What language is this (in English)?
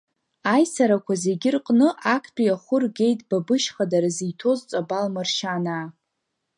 Abkhazian